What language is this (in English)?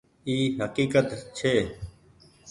Goaria